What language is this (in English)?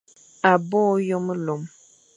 Fang